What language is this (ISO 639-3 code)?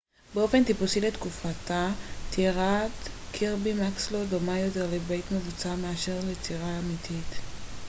heb